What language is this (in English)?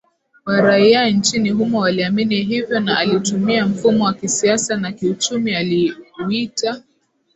Swahili